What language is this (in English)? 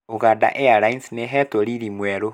Kikuyu